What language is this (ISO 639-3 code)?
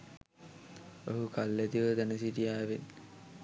sin